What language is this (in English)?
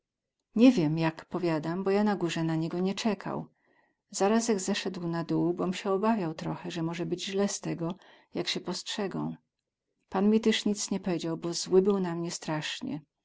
Polish